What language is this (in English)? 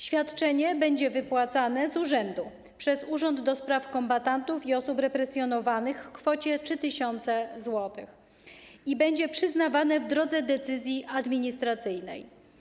Polish